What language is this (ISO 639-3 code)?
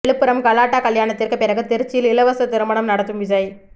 tam